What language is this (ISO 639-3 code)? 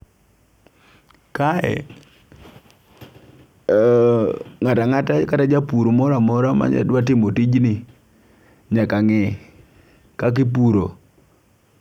luo